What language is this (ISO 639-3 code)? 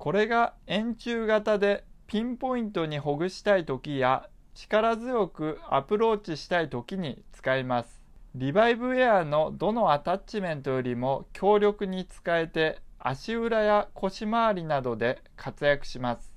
jpn